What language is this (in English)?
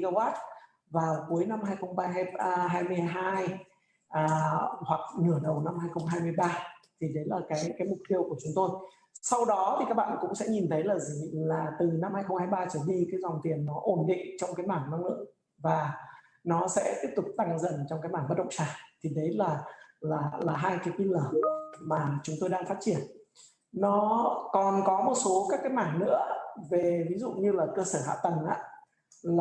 Vietnamese